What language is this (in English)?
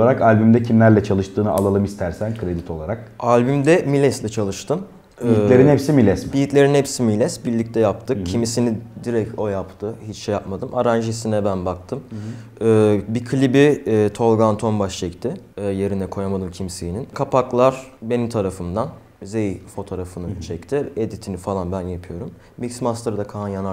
Turkish